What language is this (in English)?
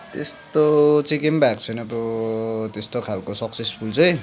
Nepali